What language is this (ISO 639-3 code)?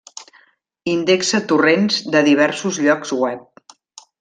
cat